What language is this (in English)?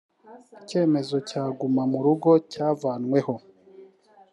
Kinyarwanda